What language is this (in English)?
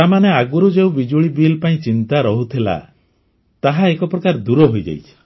Odia